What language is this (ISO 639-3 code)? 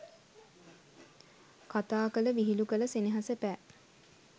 sin